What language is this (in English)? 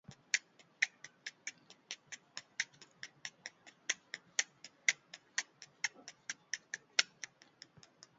Basque